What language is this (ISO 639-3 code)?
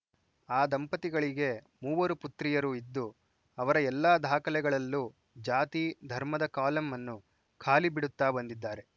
kan